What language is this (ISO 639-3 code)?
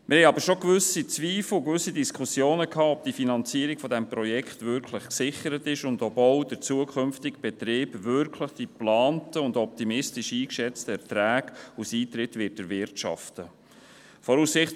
gsw